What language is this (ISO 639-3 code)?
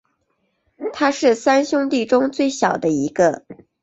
zho